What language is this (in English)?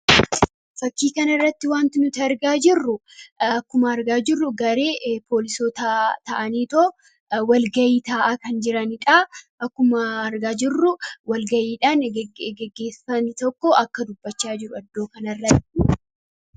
Oromo